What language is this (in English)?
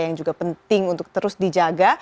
Indonesian